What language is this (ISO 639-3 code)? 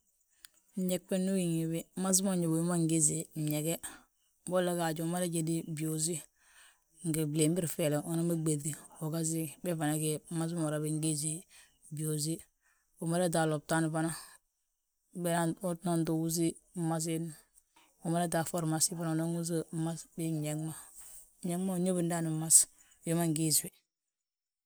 bjt